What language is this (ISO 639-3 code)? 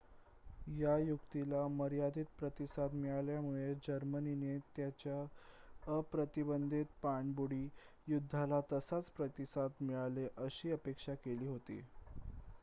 mar